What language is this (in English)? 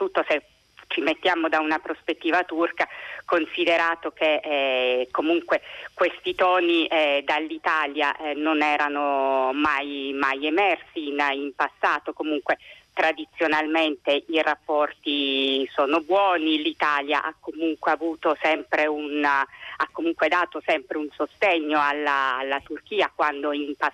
Italian